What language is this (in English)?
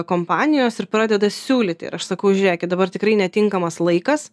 Lithuanian